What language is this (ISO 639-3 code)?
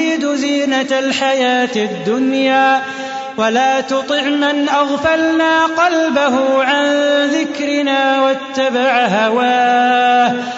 ara